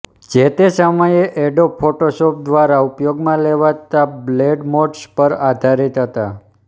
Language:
Gujarati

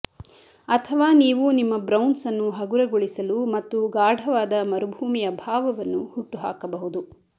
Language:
Kannada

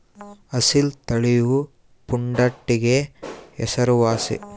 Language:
Kannada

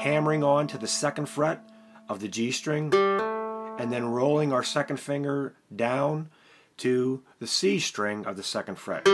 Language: English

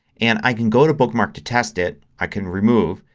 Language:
English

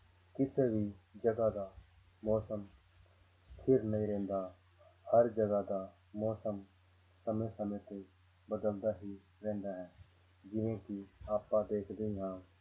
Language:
Punjabi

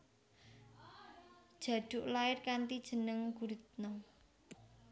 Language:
Javanese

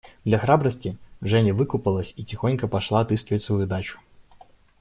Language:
Russian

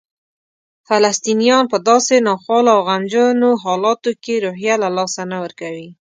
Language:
Pashto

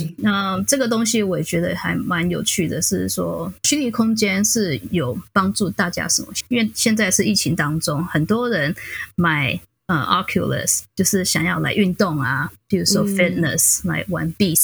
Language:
Chinese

